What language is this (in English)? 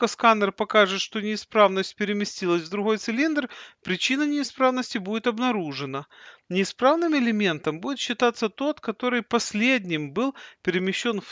Russian